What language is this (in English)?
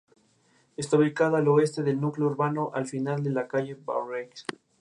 Spanish